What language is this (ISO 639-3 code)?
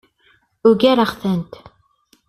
kab